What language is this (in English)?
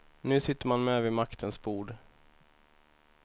Swedish